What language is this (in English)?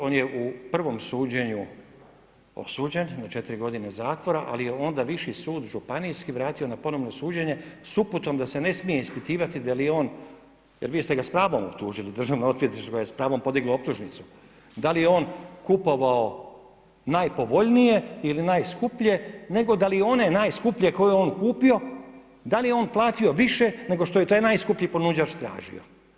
Croatian